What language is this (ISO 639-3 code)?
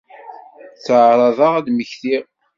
kab